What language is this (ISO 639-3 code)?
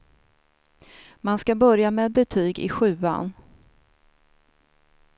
swe